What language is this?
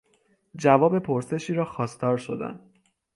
Persian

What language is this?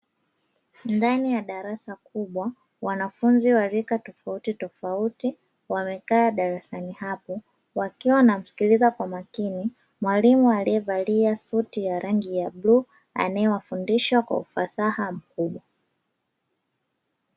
Swahili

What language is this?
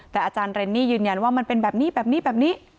Thai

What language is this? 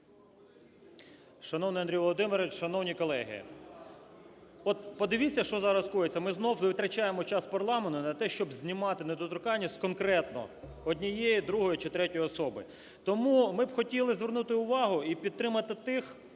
Ukrainian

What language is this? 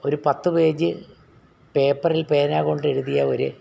Malayalam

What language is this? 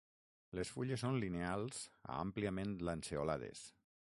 Catalan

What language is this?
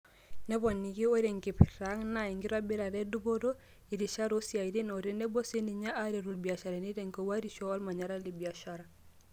Masai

